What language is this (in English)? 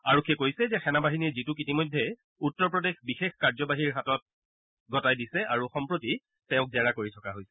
Assamese